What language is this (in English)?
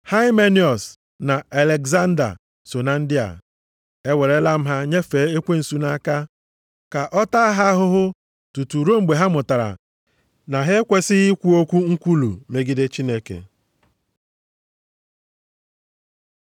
Igbo